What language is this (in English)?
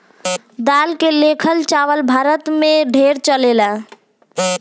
Bhojpuri